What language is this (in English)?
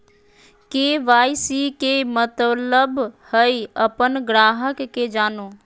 Magahi